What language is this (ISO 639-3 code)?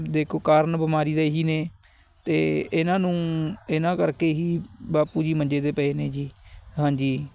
pan